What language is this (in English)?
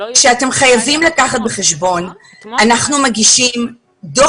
Hebrew